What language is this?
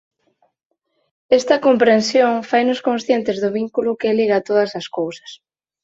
Galician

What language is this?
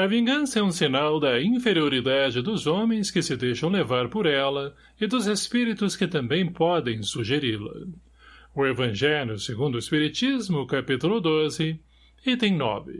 Portuguese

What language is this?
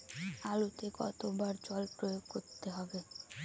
Bangla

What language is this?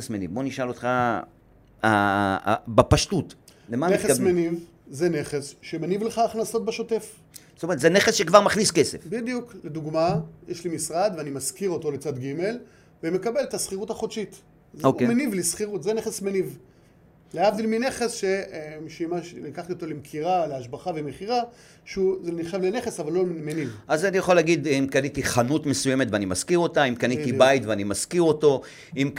Hebrew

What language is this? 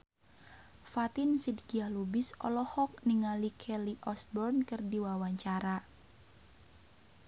Sundanese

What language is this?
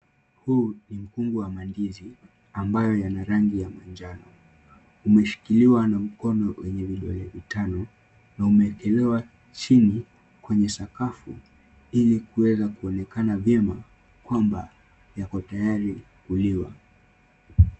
Swahili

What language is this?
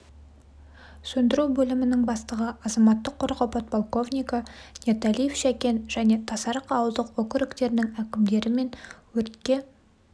Kazakh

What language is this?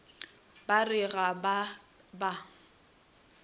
Northern Sotho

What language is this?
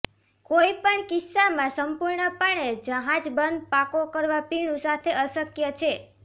Gujarati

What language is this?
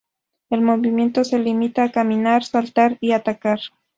Spanish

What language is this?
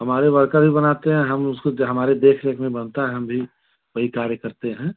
Hindi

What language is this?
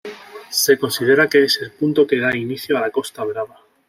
Spanish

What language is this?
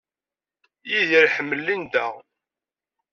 Kabyle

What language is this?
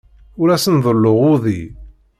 Kabyle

